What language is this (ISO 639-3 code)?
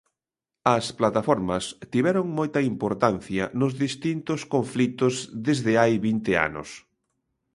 glg